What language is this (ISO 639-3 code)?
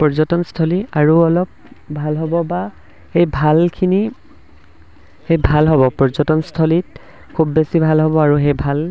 asm